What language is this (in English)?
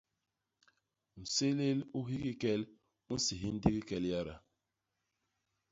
Basaa